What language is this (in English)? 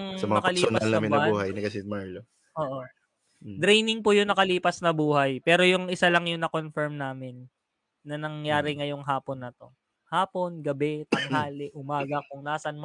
Filipino